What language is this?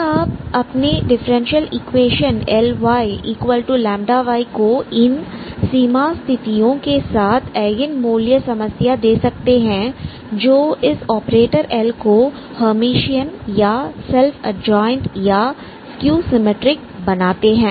Hindi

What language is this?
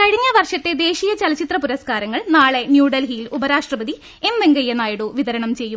Malayalam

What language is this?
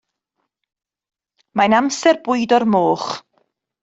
Welsh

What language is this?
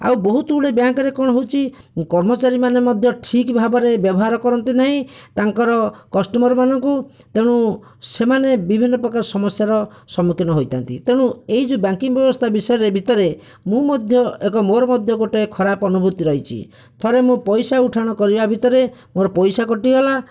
Odia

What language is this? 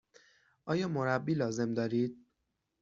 Persian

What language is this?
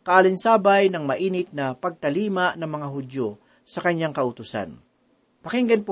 Filipino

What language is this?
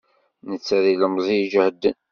Kabyle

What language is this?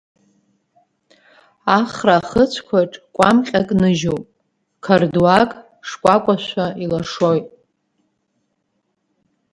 Abkhazian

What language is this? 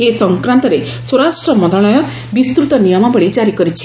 Odia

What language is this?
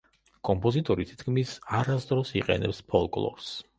Georgian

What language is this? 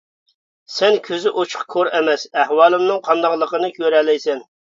Uyghur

